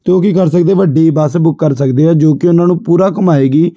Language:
Punjabi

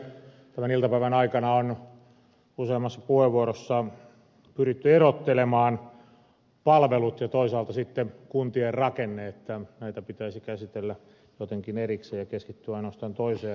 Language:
Finnish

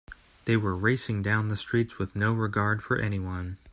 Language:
English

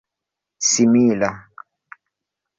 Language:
Esperanto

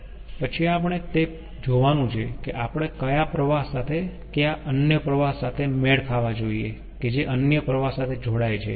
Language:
Gujarati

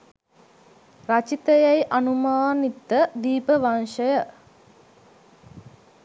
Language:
Sinhala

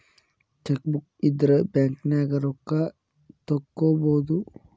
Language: Kannada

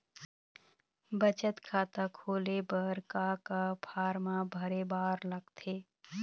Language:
Chhattisgarhi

